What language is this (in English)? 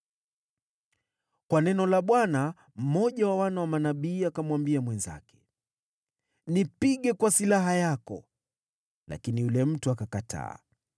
Swahili